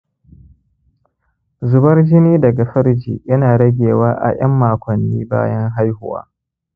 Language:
Hausa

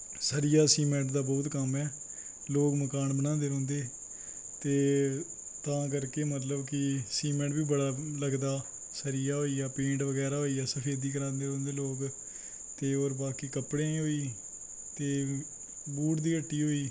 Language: Dogri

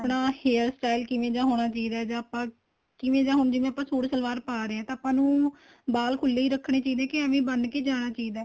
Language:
Punjabi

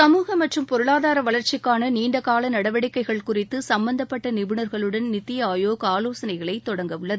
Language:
Tamil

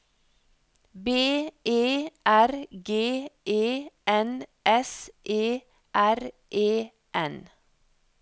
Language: Norwegian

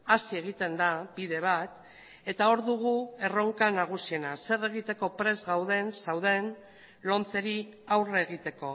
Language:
Basque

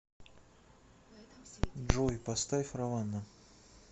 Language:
Russian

